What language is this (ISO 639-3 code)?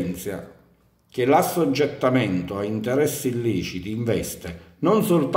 ita